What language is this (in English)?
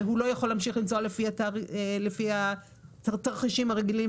Hebrew